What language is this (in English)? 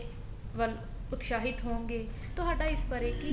Punjabi